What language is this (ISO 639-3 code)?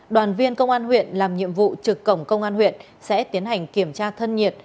vie